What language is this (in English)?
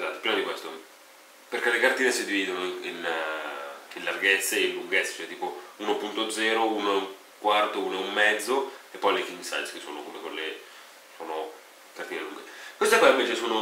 Italian